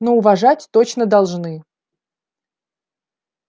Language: Russian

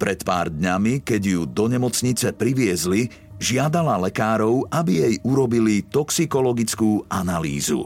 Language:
Slovak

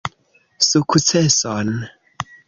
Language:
Esperanto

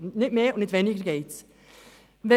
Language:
Swiss German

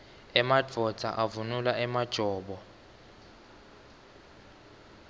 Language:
Swati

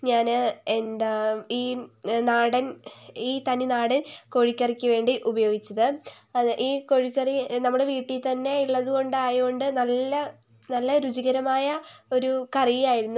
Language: Malayalam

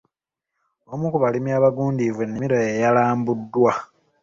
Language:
Ganda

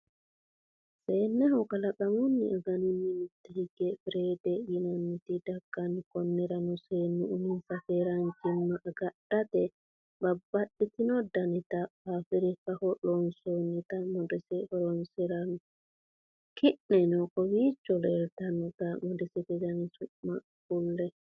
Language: Sidamo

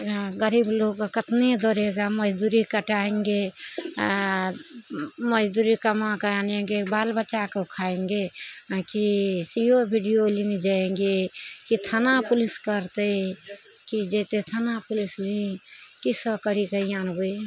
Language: Maithili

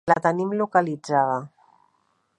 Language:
Catalan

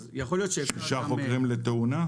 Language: Hebrew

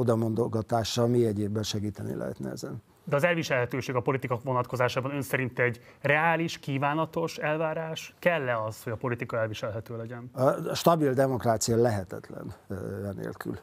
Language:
Hungarian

